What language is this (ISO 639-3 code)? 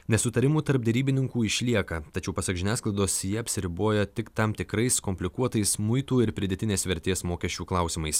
lit